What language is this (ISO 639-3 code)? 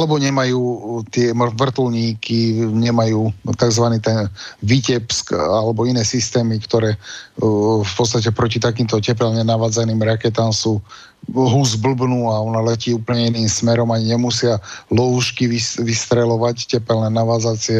slk